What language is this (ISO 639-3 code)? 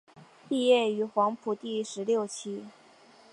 zho